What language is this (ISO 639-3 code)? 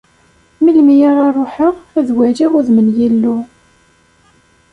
kab